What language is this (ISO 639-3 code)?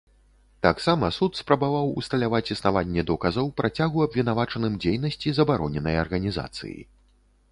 bel